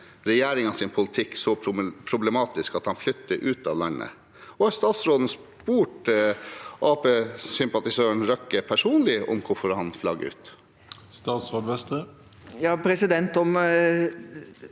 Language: Norwegian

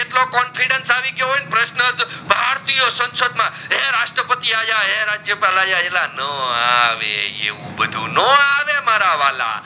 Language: Gujarati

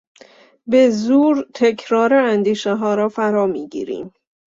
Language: Persian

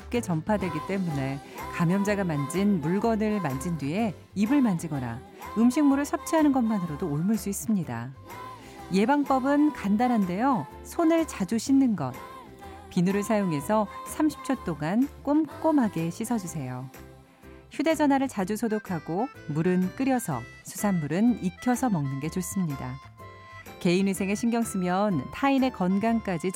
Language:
Korean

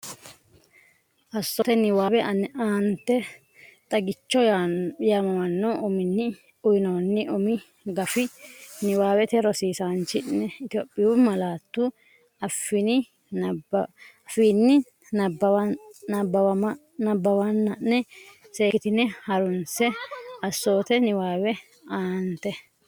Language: Sidamo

